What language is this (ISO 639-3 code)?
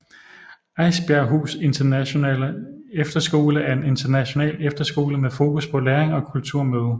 dan